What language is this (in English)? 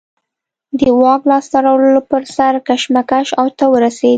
Pashto